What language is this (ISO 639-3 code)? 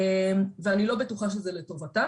heb